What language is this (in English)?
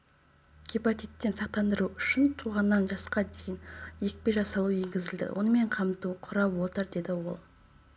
Kazakh